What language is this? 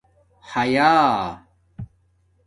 Domaaki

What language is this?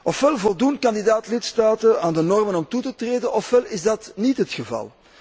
Dutch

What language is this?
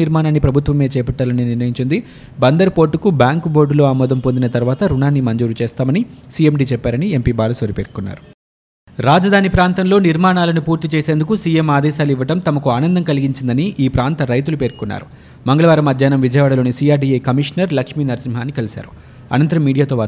Telugu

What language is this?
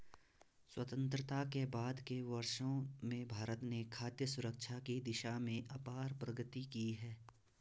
Hindi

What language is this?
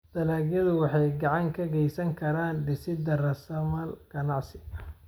Somali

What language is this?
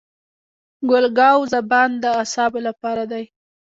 Pashto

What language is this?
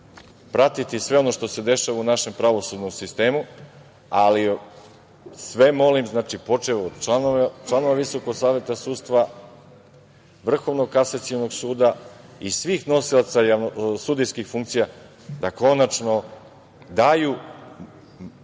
Serbian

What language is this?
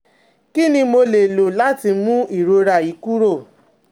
Yoruba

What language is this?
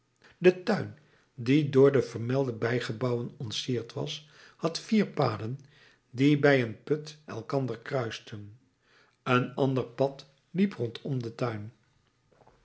Dutch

